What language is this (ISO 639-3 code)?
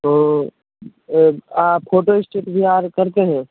hin